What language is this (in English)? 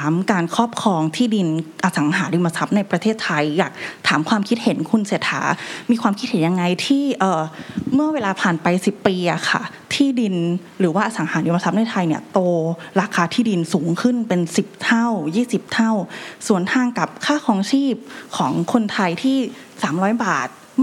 Thai